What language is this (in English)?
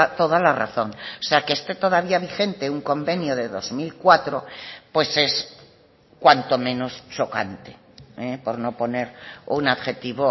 Spanish